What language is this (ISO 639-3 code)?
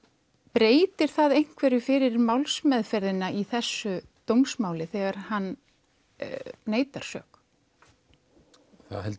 isl